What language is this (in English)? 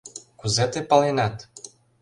Mari